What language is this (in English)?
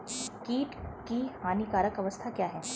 Hindi